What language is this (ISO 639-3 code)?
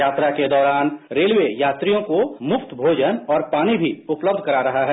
hin